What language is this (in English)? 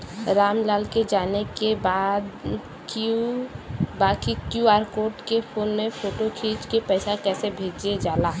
Bhojpuri